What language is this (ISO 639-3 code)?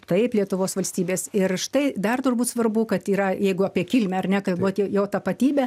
lit